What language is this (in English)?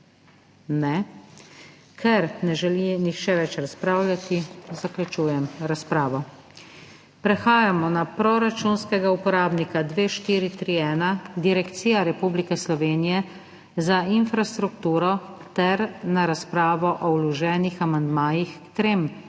Slovenian